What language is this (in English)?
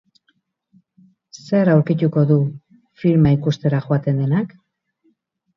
Basque